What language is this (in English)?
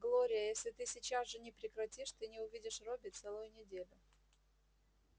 Russian